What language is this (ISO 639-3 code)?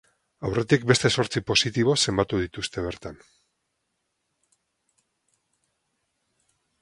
eus